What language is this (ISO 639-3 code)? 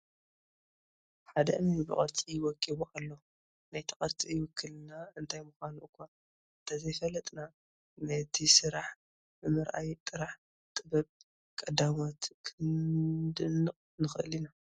tir